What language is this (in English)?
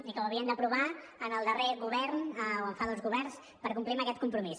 Catalan